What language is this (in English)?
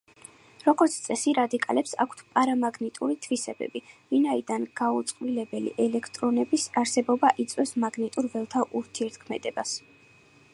Georgian